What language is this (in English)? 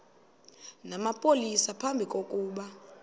Xhosa